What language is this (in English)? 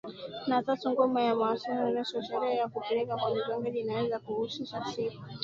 Swahili